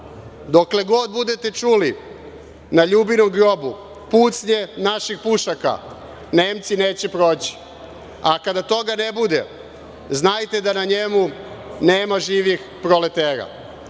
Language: Serbian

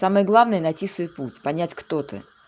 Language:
Russian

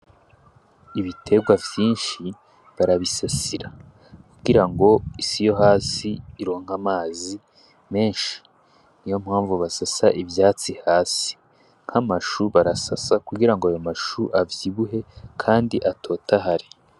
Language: Rundi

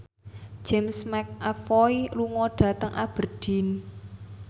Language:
Javanese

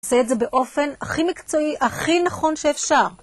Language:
Hebrew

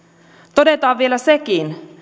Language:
Finnish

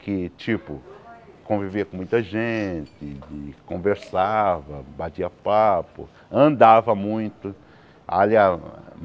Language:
Portuguese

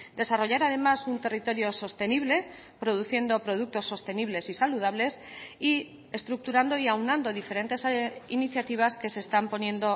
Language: Spanish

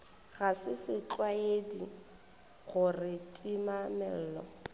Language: Northern Sotho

